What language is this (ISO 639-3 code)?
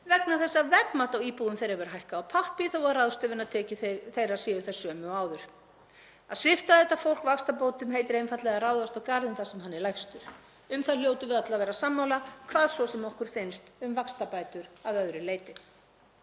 isl